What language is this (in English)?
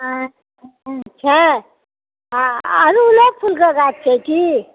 Maithili